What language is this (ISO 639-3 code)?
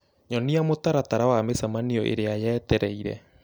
kik